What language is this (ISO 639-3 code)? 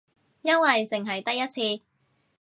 yue